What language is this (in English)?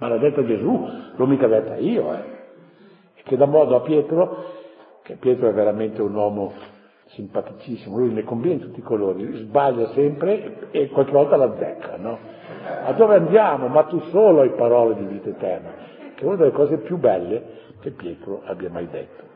Italian